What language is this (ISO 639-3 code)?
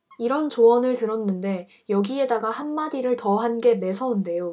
kor